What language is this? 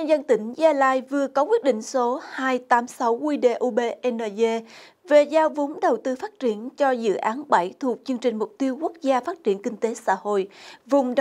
Vietnamese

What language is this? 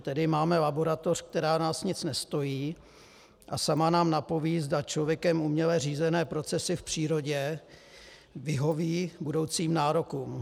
Czech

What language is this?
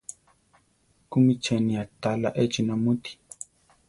Central Tarahumara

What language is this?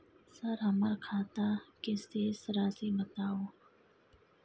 Maithili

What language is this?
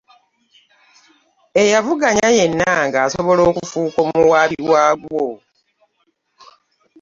Ganda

